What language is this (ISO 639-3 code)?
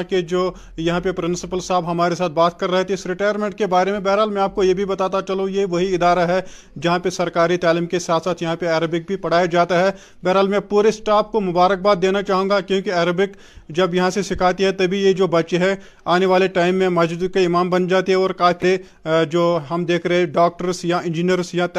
urd